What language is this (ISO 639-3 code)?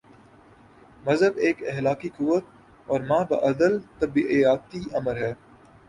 urd